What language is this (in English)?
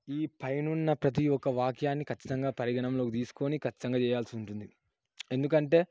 Telugu